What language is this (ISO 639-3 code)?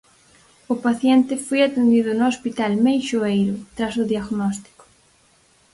glg